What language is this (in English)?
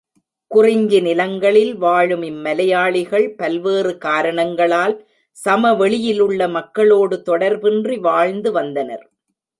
Tamil